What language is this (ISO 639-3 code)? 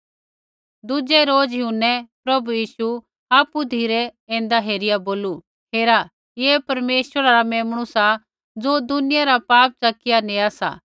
kfx